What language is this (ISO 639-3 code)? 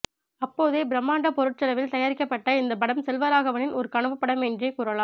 tam